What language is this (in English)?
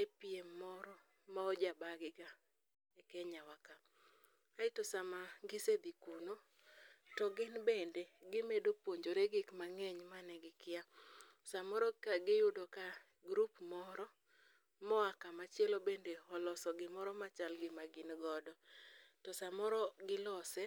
Luo (Kenya and Tanzania)